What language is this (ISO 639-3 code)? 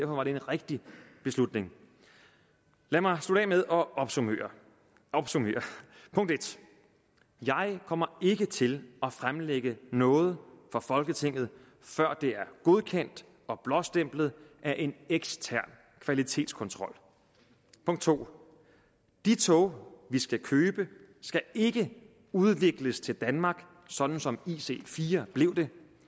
dan